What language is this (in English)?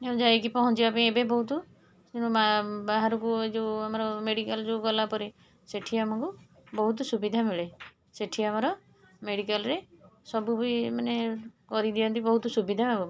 Odia